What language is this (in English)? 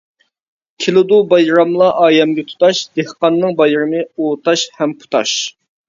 Uyghur